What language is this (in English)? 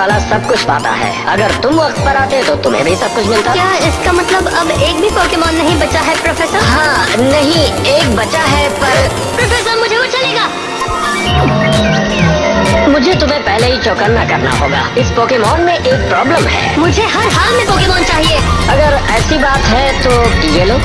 Hindi